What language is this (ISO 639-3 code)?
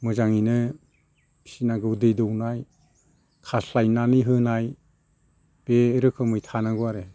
brx